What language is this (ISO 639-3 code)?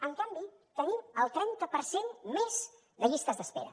cat